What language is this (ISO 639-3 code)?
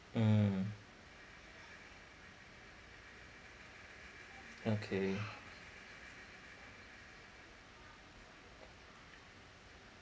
eng